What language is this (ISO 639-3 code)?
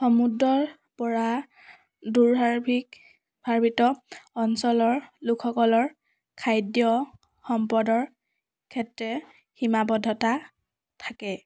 asm